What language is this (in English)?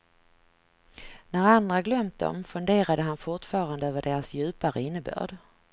Swedish